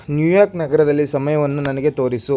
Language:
Kannada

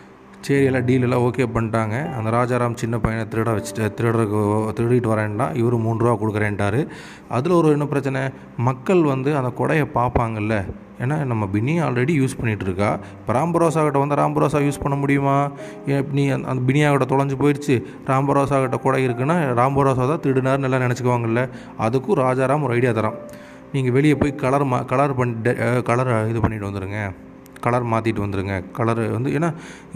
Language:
Tamil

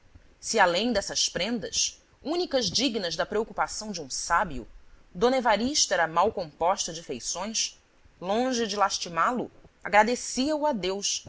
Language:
Portuguese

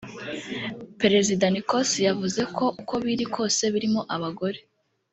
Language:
Kinyarwanda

